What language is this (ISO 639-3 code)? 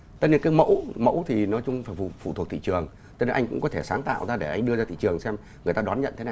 vie